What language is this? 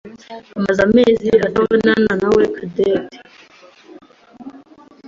Kinyarwanda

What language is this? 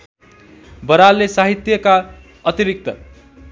Nepali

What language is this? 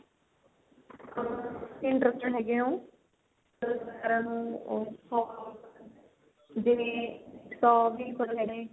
Punjabi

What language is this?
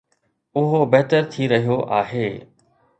Sindhi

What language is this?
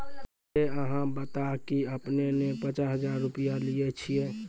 Maithili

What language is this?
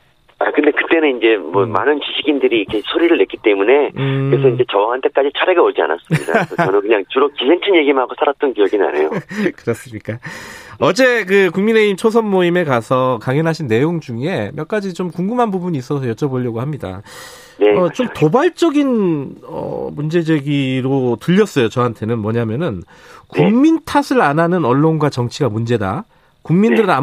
Korean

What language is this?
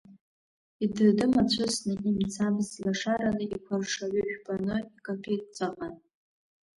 Abkhazian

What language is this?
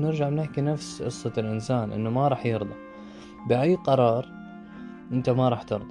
Arabic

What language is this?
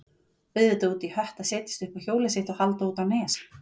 Icelandic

